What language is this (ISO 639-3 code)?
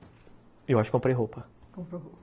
por